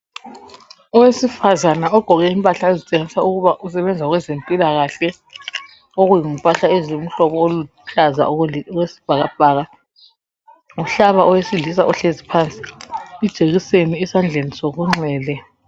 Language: North Ndebele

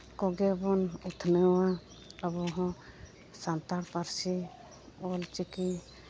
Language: Santali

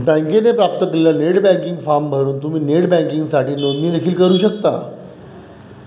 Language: Marathi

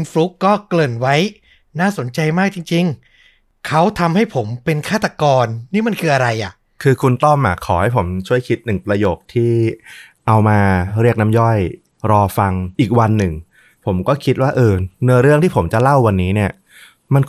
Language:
Thai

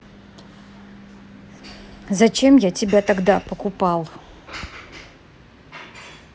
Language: Russian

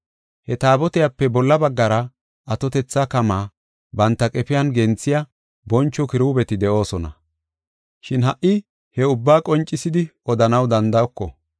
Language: Gofa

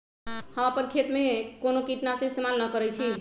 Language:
Magahi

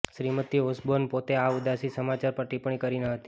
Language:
Gujarati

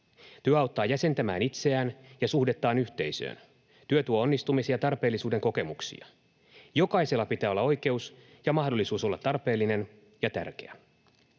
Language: Finnish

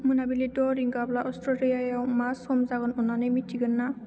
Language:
Bodo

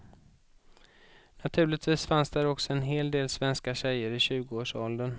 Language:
Swedish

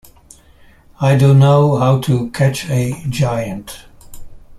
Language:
English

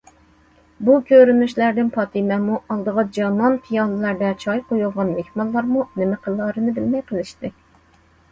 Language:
Uyghur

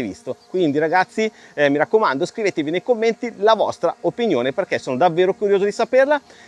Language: Italian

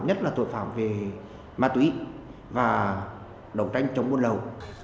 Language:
Vietnamese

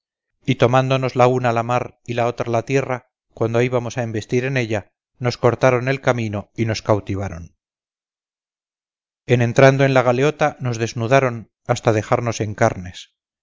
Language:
Spanish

